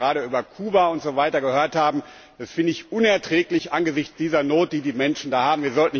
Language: German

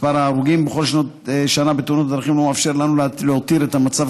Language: Hebrew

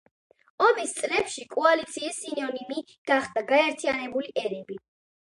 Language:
Georgian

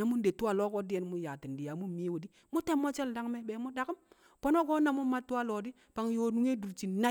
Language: Kamo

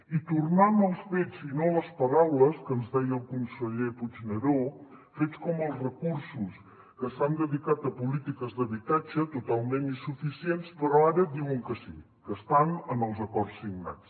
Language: Catalan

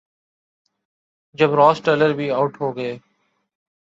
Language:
Urdu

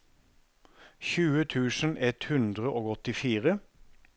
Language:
Norwegian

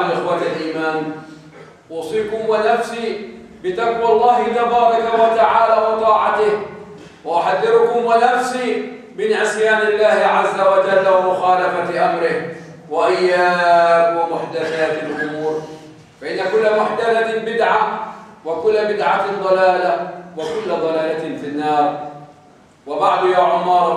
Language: Arabic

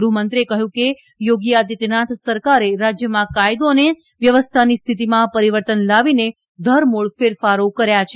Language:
Gujarati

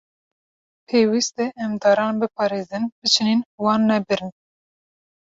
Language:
Kurdish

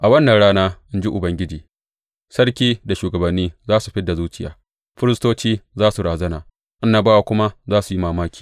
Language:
Hausa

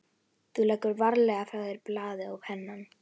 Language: Icelandic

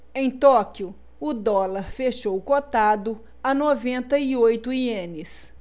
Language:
Portuguese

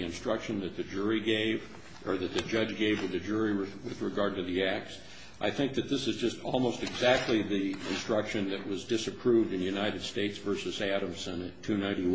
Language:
English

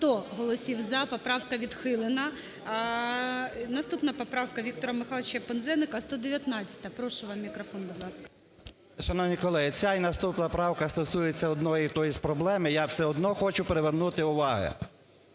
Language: Ukrainian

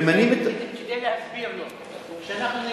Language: Hebrew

